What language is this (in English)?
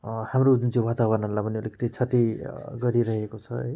Nepali